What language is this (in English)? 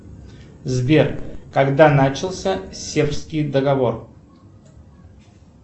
Russian